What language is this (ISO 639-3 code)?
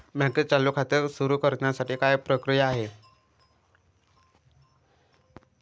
mar